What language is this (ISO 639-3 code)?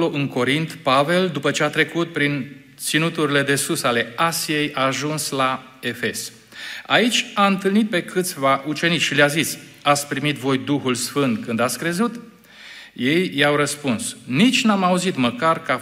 ron